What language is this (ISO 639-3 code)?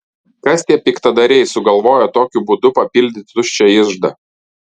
lit